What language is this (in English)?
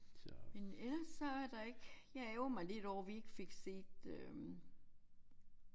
Danish